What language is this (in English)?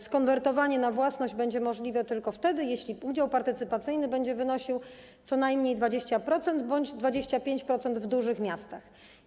Polish